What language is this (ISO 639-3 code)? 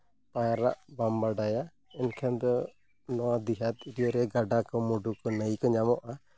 sat